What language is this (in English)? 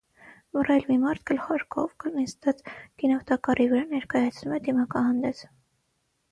Armenian